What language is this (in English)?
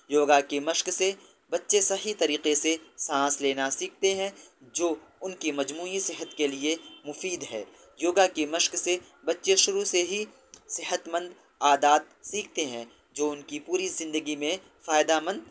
Urdu